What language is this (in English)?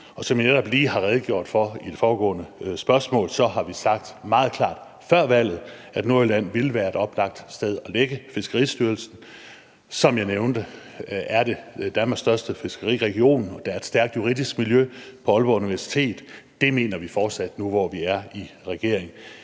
Danish